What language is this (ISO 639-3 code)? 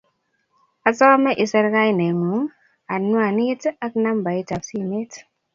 kln